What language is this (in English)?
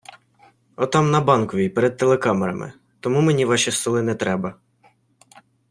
Ukrainian